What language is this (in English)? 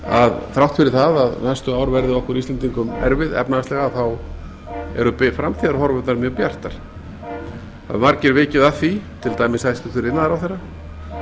Icelandic